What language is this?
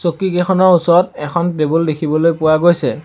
Assamese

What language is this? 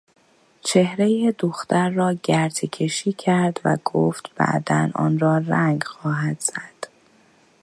Persian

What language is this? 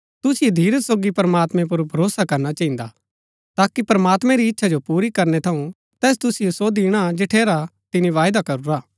Gaddi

